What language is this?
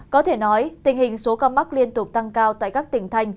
Vietnamese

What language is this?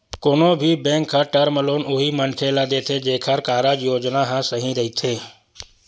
Chhattisgarhi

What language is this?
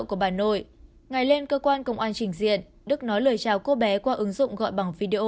Vietnamese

